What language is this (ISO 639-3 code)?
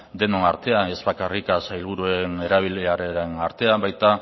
eus